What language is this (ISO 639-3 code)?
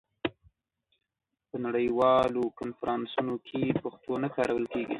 pus